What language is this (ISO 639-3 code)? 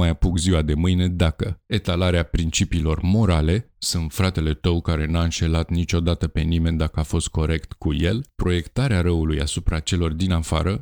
ron